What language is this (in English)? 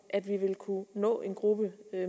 Danish